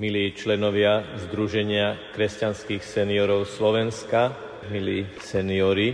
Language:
Slovak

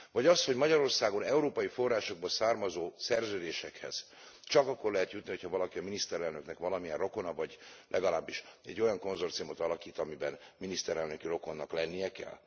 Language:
Hungarian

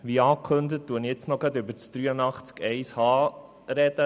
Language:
Swiss German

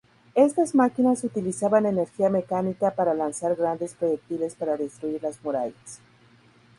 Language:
Spanish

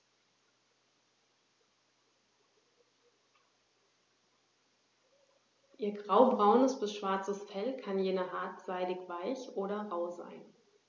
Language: German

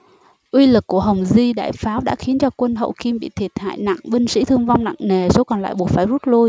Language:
Vietnamese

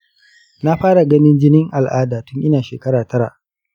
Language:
Hausa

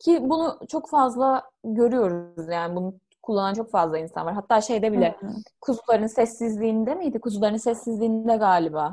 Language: Turkish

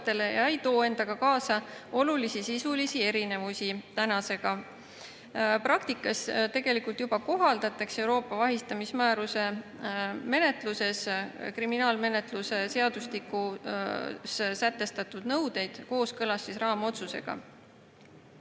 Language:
Estonian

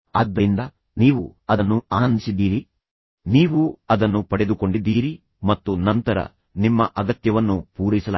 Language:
Kannada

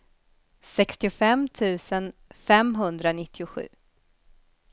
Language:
Swedish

